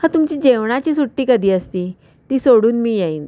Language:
Marathi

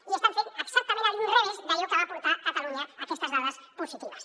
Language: Catalan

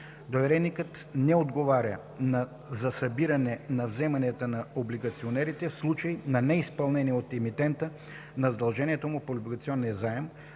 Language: Bulgarian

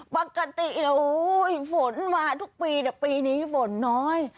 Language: Thai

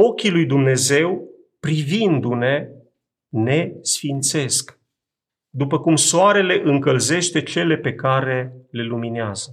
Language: Romanian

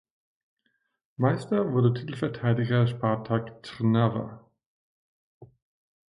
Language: German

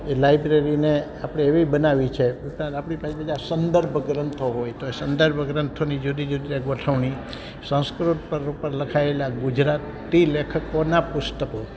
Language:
Gujarati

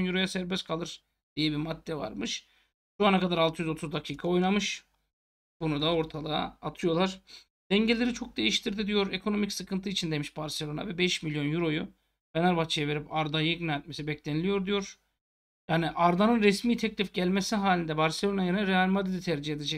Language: Turkish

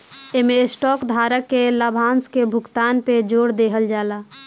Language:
Bhojpuri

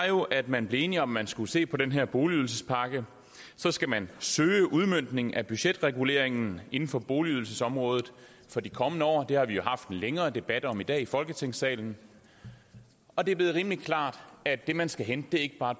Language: Danish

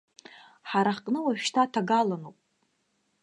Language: Abkhazian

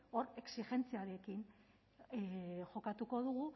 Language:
Basque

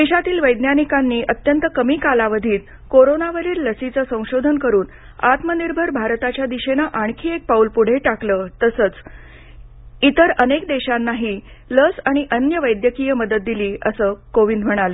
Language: Marathi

